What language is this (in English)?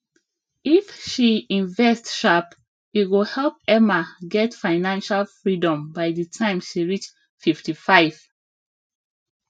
Nigerian Pidgin